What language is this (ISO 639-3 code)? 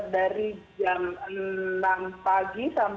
ind